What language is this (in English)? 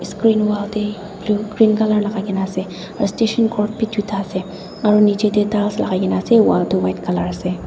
Naga Pidgin